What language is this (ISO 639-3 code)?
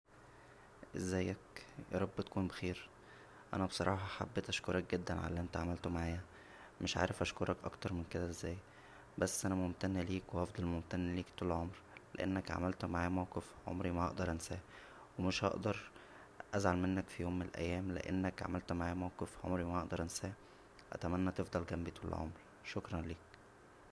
arz